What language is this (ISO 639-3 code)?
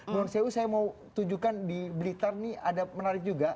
ind